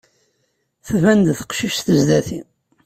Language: Kabyle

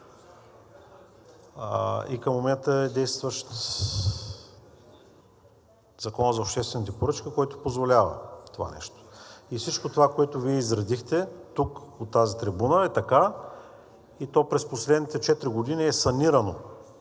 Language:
Bulgarian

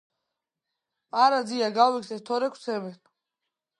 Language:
Georgian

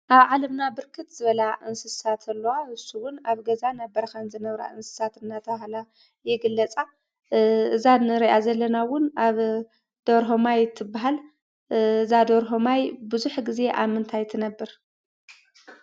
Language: Tigrinya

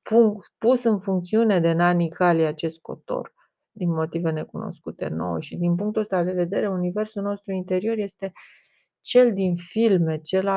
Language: Romanian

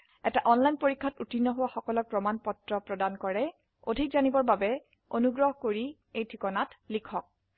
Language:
Assamese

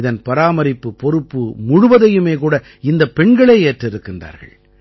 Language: Tamil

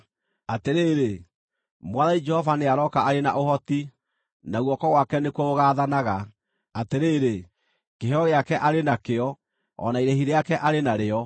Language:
Kikuyu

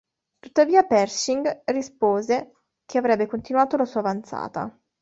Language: Italian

